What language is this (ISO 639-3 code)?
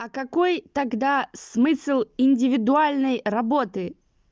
rus